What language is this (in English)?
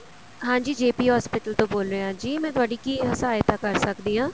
Punjabi